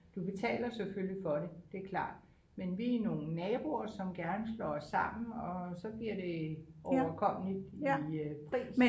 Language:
Danish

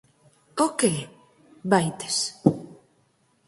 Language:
Galician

